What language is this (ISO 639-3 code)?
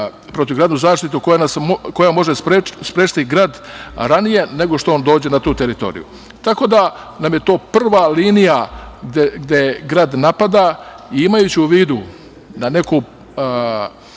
srp